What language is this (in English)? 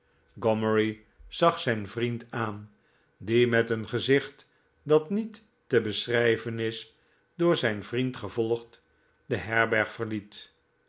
Dutch